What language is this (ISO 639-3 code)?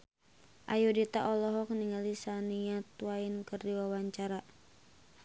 sun